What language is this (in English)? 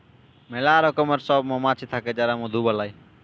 Bangla